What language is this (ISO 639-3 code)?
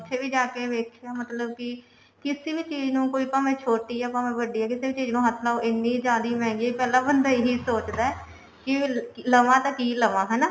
pan